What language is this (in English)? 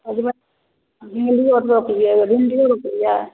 Maithili